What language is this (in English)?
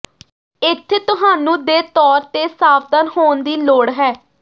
Punjabi